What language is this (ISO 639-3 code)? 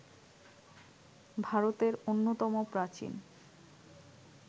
ben